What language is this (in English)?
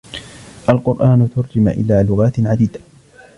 Arabic